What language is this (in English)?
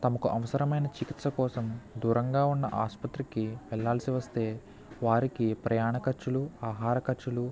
Telugu